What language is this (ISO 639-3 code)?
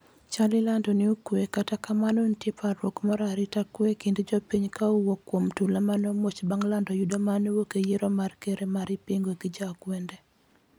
luo